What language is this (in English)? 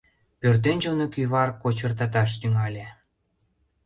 Mari